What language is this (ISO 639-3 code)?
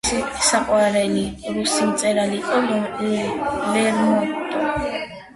kat